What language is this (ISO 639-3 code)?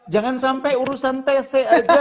ind